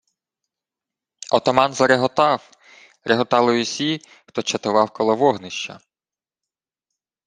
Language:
Ukrainian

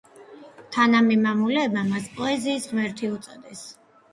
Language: Georgian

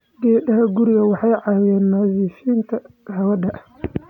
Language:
Somali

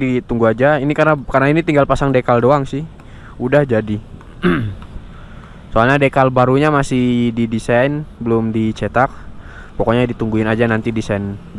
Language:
Indonesian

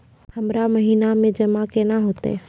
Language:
Maithili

